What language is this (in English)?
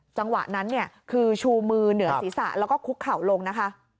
Thai